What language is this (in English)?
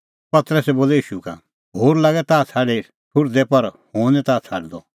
Kullu Pahari